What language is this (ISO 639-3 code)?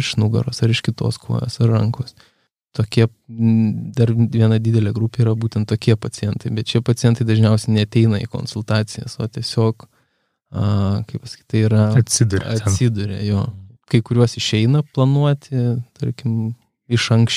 pol